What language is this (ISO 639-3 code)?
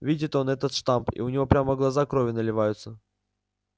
rus